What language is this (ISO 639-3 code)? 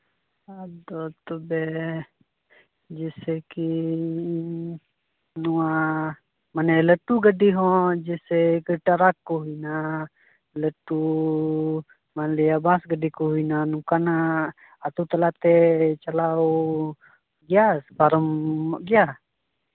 sat